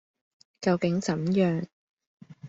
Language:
Cantonese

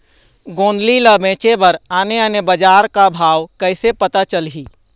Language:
Chhattisgarhi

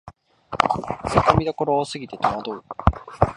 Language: Japanese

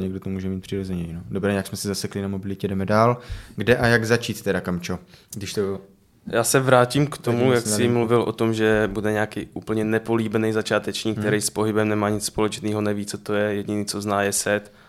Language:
Czech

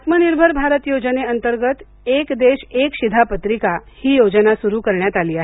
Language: Marathi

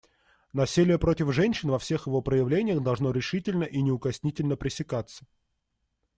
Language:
Russian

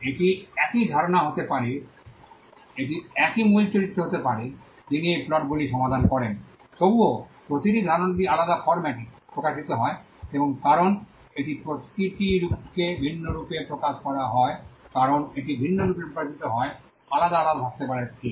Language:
Bangla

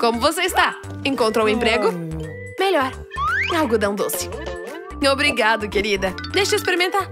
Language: Portuguese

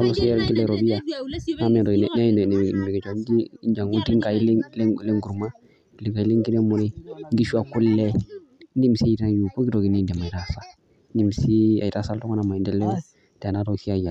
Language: Masai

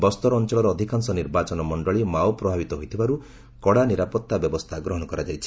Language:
Odia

